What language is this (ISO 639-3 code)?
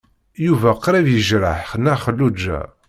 kab